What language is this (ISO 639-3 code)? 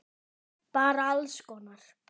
isl